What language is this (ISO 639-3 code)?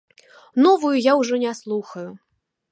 bel